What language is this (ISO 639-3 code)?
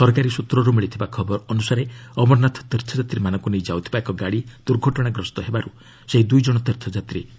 ori